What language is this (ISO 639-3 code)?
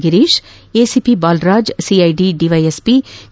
kan